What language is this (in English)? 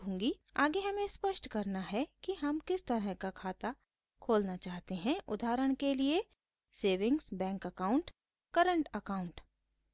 Hindi